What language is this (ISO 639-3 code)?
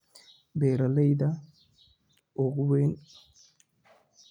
som